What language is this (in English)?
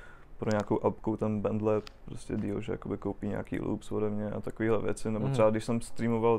Czech